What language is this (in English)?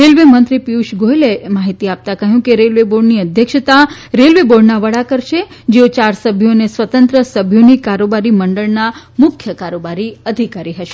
Gujarati